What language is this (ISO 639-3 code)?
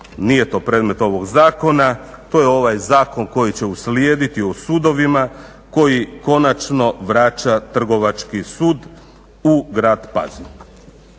hrv